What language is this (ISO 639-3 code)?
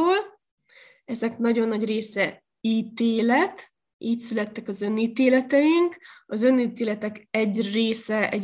hun